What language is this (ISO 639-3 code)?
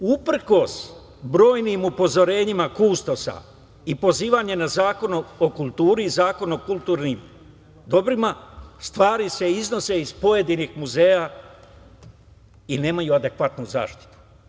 srp